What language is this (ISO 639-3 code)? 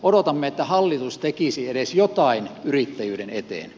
fin